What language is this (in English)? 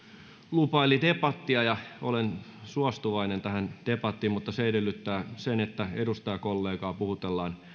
Finnish